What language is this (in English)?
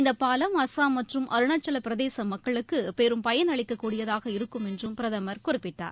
Tamil